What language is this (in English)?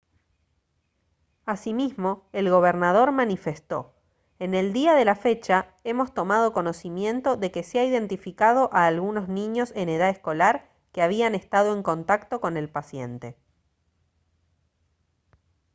Spanish